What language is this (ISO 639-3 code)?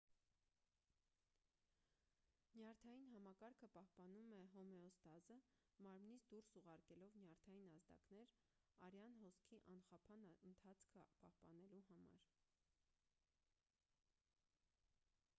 hye